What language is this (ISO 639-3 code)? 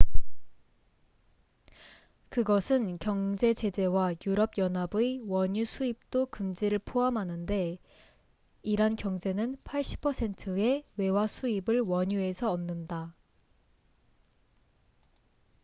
kor